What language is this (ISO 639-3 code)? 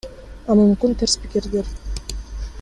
kir